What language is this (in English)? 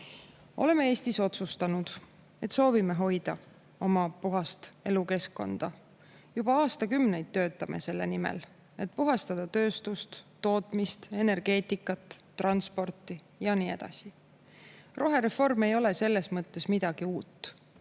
Estonian